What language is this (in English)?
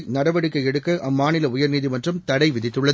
Tamil